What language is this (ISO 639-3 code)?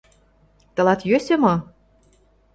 chm